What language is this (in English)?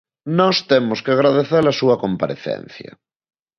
Galician